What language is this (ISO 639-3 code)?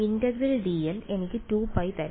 mal